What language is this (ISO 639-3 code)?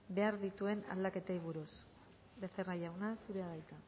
eus